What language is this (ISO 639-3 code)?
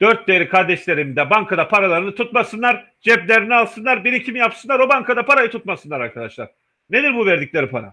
tur